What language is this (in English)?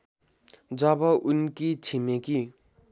Nepali